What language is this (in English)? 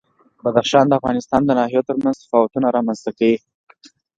Pashto